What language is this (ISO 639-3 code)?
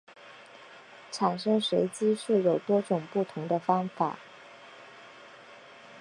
zho